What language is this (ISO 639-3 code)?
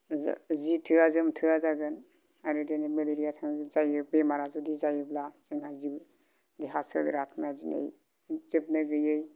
brx